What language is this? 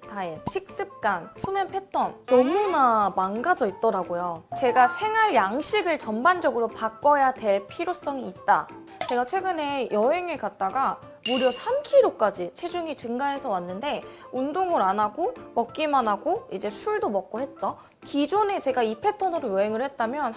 Korean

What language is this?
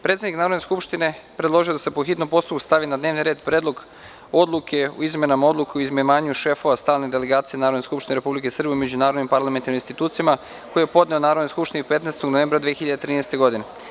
Serbian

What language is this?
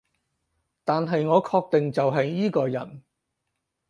Cantonese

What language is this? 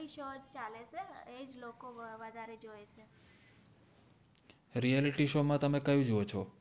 Gujarati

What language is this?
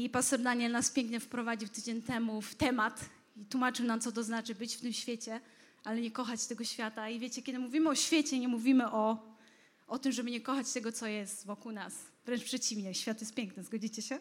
Polish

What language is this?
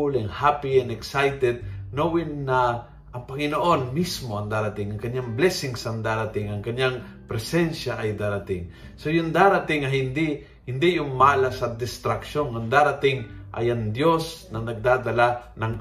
Filipino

